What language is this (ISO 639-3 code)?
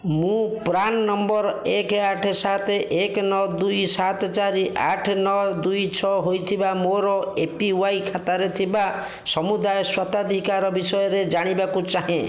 ori